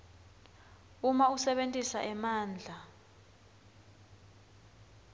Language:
Swati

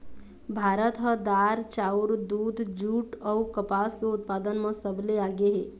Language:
Chhattisgarhi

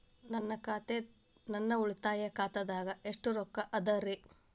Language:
Kannada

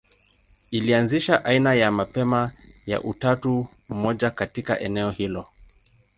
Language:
Swahili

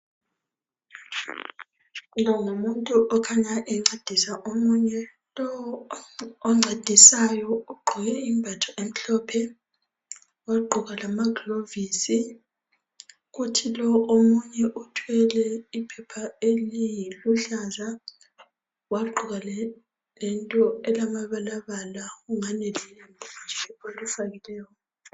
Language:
North Ndebele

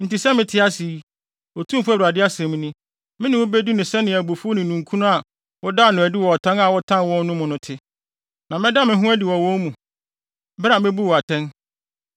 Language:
Akan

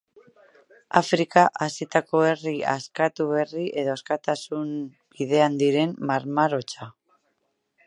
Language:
Basque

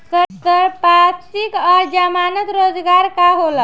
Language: Bhojpuri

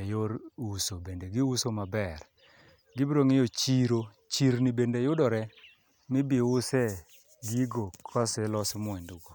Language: Luo (Kenya and Tanzania)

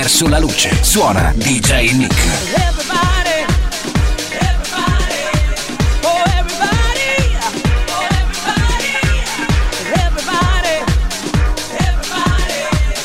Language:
Italian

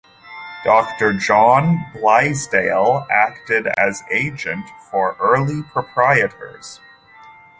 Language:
English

